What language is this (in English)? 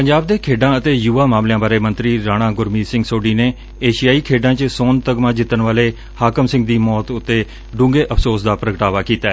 Punjabi